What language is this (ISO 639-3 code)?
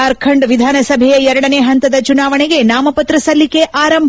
kan